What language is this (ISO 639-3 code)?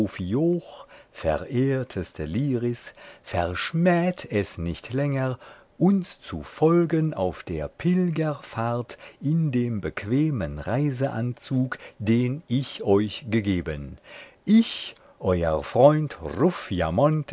deu